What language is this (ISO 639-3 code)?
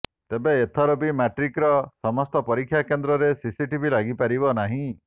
ori